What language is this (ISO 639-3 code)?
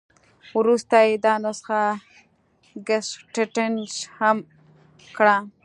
pus